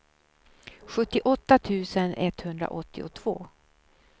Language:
Swedish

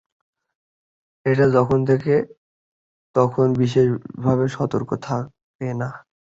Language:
Bangla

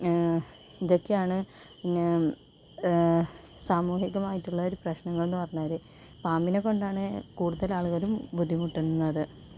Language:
Malayalam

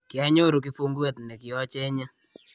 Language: Kalenjin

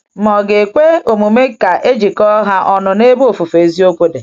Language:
Igbo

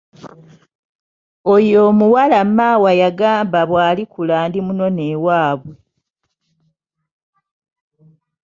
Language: Ganda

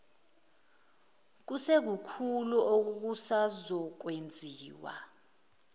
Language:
Zulu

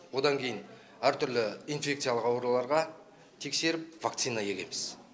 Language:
Kazakh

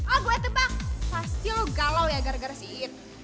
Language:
Indonesian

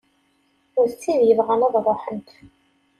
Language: Kabyle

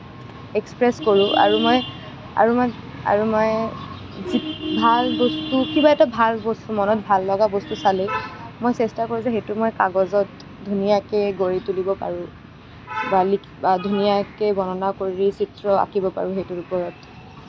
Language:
Assamese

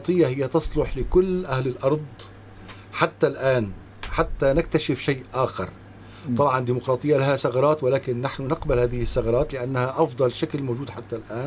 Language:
Arabic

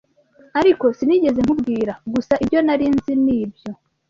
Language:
Kinyarwanda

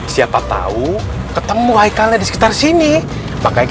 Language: Indonesian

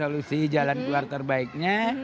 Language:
Indonesian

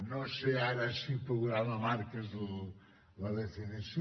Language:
Catalan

